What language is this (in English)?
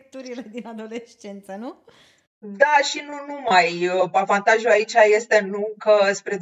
Romanian